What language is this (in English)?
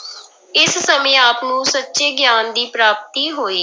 Punjabi